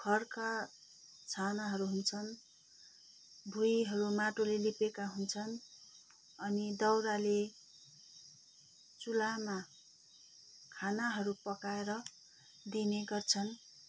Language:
Nepali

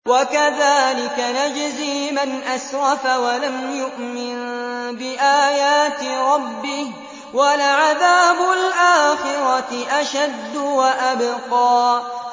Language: Arabic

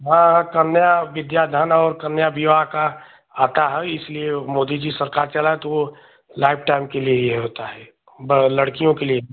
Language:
Hindi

